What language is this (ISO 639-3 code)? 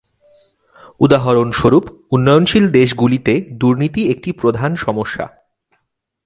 ben